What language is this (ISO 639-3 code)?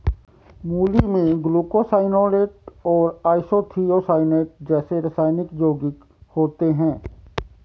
hin